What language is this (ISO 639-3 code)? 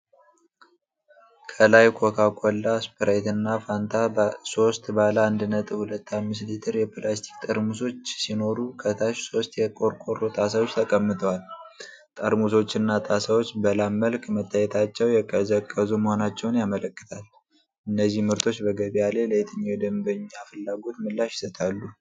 amh